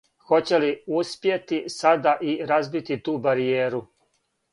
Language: Serbian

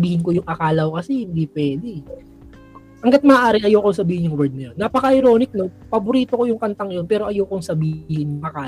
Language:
Filipino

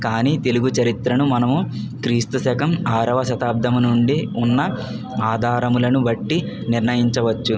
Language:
Telugu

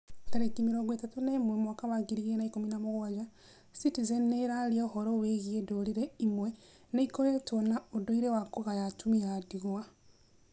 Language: Kikuyu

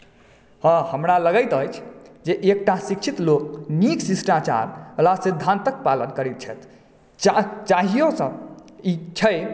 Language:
Maithili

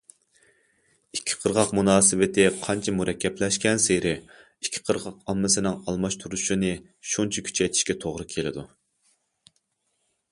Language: Uyghur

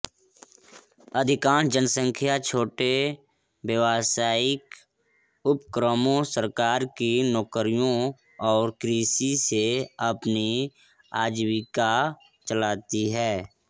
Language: Hindi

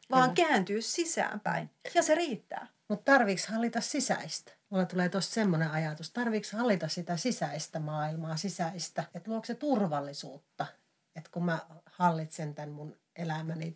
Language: Finnish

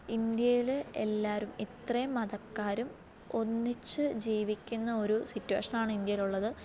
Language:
Malayalam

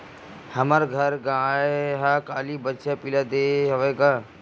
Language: Chhattisgarhi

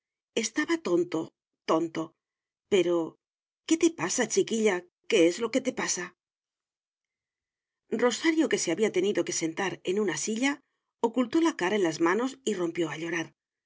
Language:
Spanish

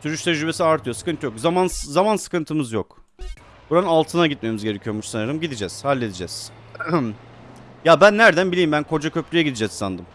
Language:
Turkish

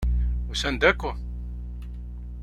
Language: Kabyle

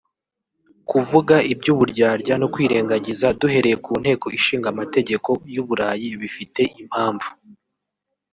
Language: Kinyarwanda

